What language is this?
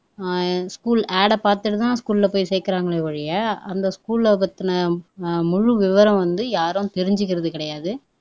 Tamil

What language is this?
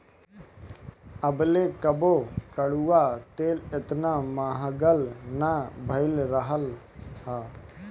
Bhojpuri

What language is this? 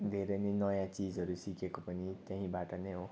Nepali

